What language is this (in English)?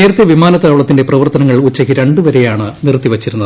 Malayalam